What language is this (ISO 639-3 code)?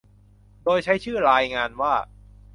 tha